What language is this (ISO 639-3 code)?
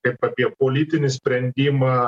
lit